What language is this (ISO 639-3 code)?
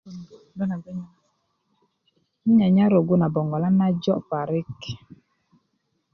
ukv